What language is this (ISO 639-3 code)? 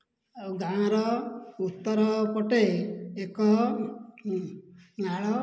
ori